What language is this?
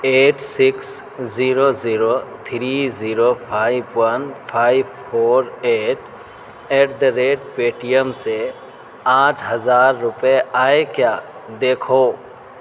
Urdu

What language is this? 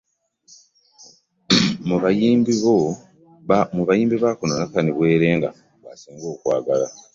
Ganda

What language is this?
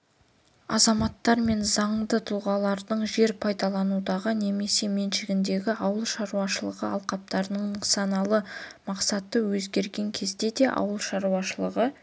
Kazakh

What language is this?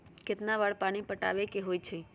Magahi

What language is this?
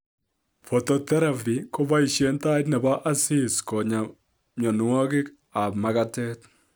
Kalenjin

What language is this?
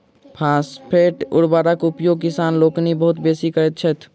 Maithili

